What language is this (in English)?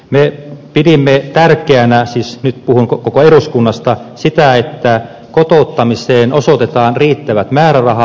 Finnish